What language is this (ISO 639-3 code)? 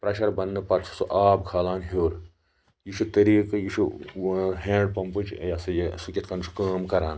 kas